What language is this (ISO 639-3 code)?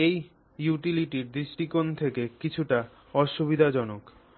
ben